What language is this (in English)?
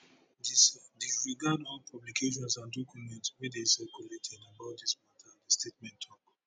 Nigerian Pidgin